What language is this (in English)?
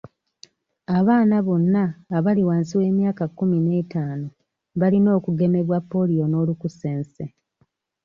Ganda